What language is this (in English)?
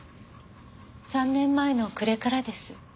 Japanese